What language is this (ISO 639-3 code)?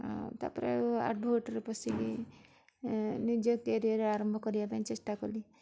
ori